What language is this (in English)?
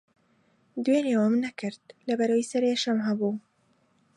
Central Kurdish